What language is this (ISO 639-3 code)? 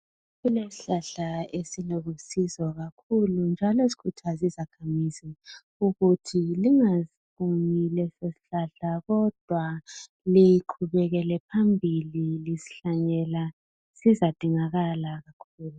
nde